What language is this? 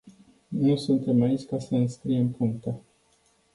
Romanian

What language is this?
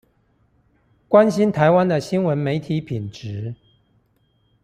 Chinese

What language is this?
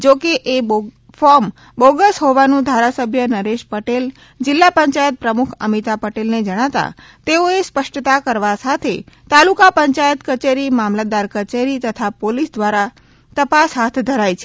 Gujarati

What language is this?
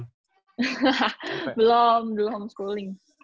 Indonesian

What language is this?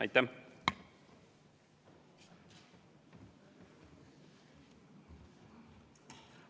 Estonian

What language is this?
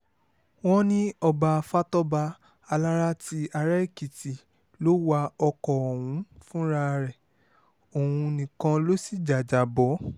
Yoruba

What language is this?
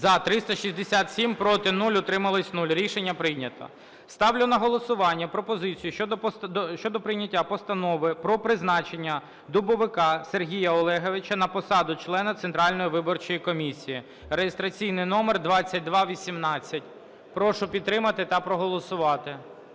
Ukrainian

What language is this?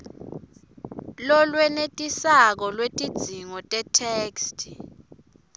Swati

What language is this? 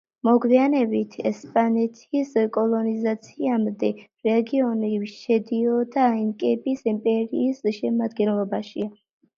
Georgian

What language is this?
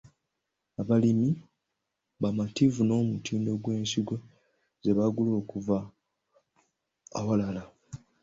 Ganda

